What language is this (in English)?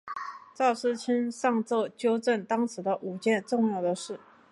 Chinese